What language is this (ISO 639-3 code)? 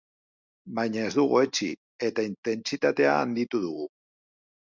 eus